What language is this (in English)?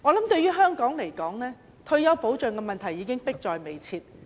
Cantonese